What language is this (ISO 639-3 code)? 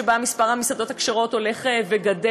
heb